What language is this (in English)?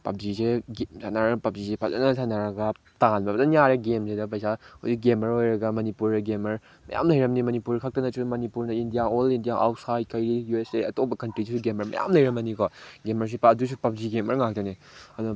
Manipuri